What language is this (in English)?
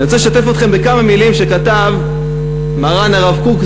Hebrew